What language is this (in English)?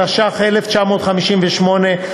Hebrew